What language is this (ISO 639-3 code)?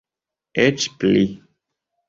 epo